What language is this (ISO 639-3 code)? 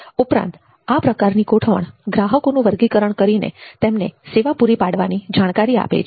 guj